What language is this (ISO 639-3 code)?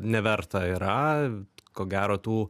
lit